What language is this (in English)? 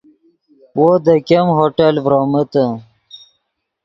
Yidgha